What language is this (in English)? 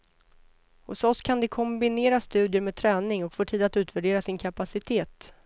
Swedish